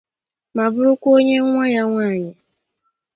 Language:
Igbo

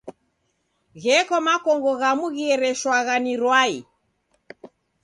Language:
Taita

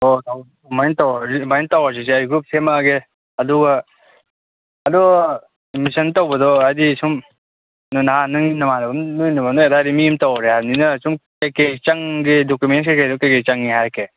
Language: Manipuri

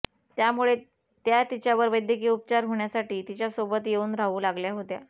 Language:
Marathi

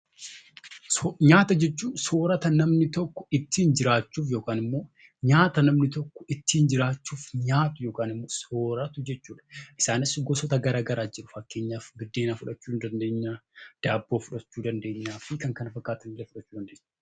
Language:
Oromo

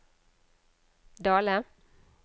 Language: Norwegian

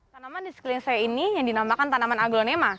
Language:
Indonesian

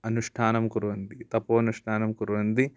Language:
Sanskrit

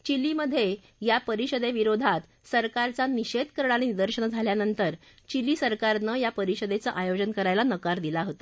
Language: Marathi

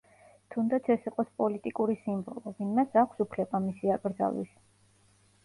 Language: Georgian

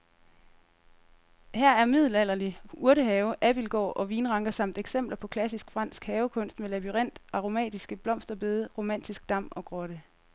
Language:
Danish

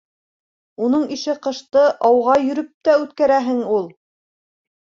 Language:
Bashkir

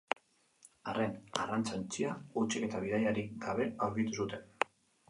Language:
Basque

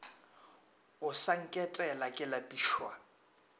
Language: Northern Sotho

